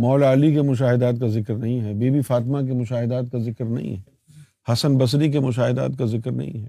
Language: Urdu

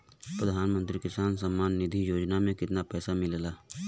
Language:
Bhojpuri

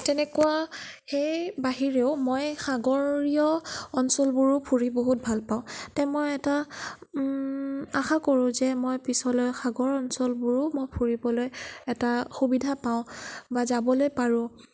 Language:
Assamese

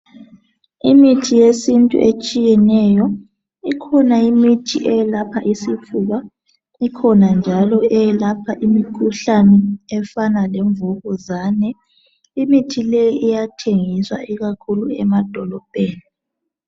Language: North Ndebele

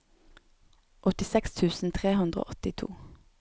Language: Norwegian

